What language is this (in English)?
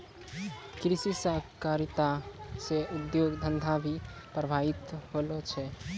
Maithili